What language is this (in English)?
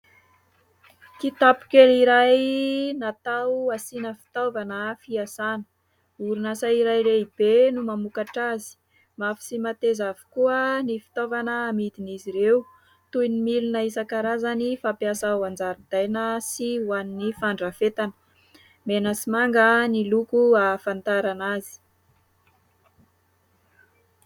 Malagasy